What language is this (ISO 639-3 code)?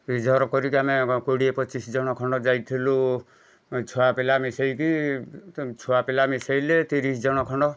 ori